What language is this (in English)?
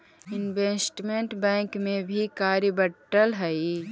Magahi